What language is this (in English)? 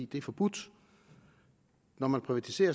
Danish